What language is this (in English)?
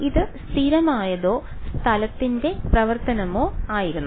Malayalam